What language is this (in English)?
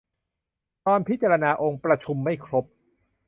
Thai